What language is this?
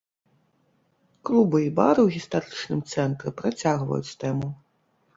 Belarusian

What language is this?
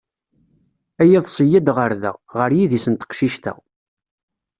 Kabyle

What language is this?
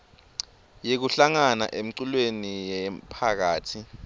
Swati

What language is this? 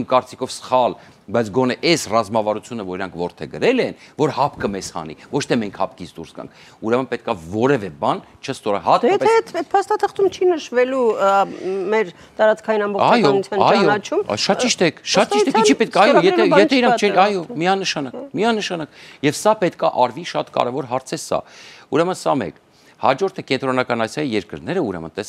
Romanian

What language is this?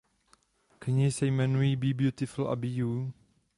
Czech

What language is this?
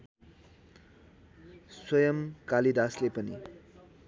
Nepali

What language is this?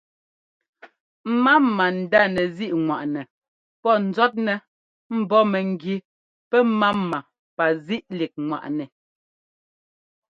Ngomba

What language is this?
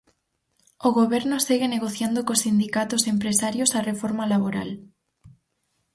Galician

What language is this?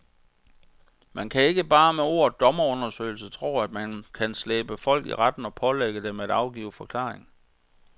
Danish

